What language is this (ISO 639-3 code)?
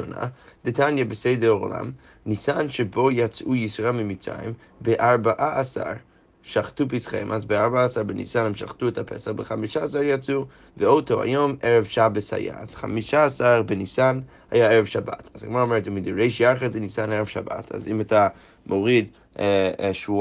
heb